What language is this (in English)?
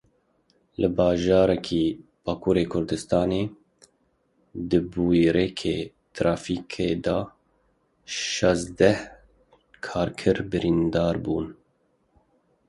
Kurdish